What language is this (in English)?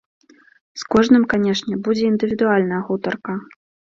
Belarusian